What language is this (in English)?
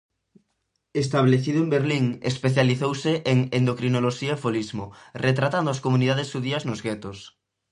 Galician